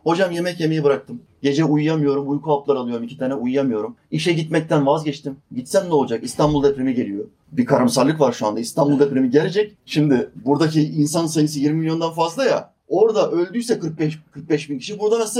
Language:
Turkish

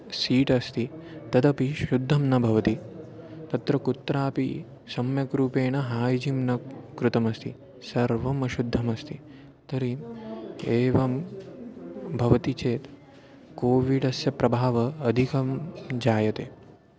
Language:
Sanskrit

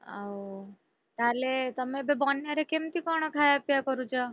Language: Odia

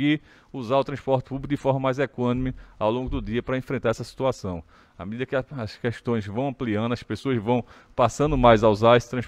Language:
Portuguese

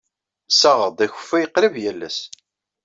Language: Kabyle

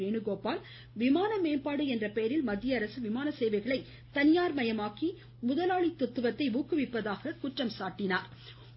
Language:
Tamil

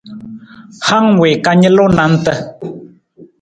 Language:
Nawdm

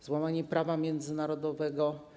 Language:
Polish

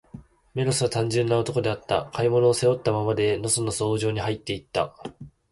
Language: Japanese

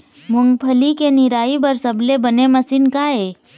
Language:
Chhattisgarhi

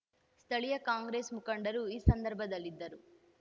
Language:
Kannada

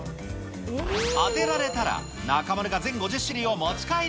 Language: Japanese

